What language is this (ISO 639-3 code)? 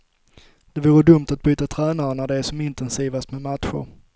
swe